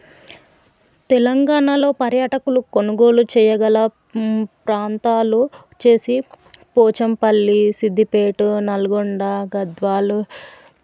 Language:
Telugu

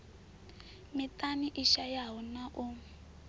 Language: Venda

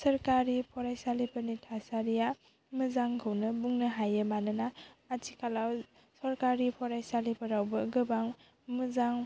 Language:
Bodo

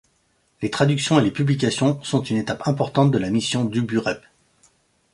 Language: French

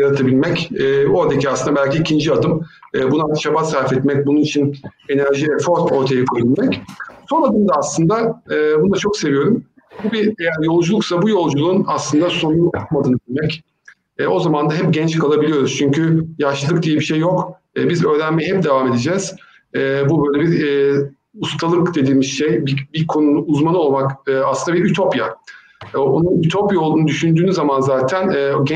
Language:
Turkish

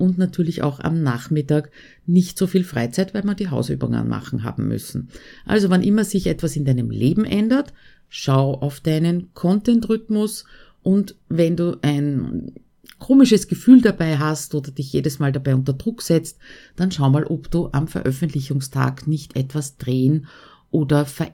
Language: German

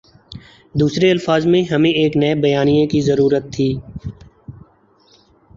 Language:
Urdu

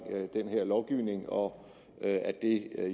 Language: Danish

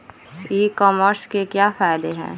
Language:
Magahi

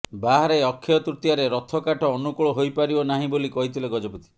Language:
Odia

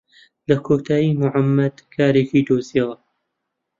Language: Central Kurdish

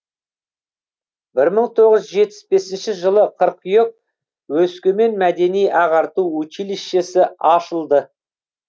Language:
Kazakh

